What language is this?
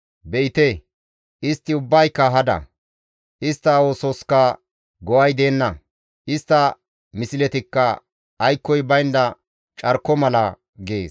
Gamo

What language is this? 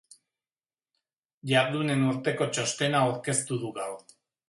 Basque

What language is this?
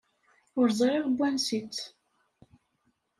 Kabyle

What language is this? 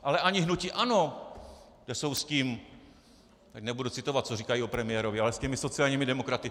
Czech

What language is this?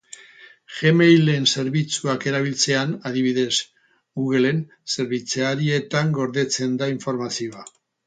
Basque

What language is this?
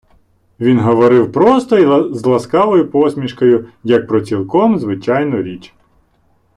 Ukrainian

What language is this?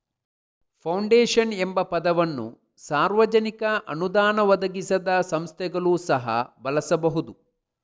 Kannada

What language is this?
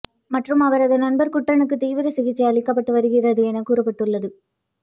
Tamil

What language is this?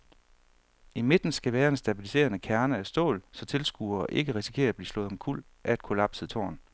Danish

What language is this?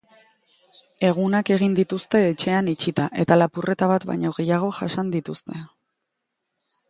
Basque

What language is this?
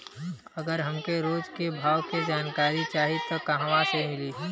Bhojpuri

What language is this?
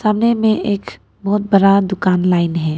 Hindi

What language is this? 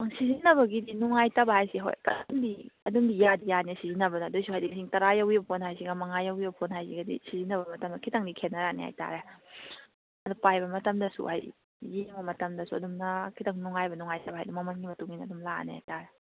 Manipuri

